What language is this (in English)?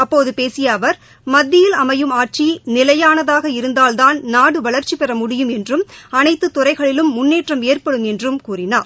Tamil